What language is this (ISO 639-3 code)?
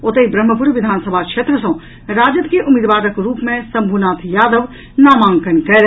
mai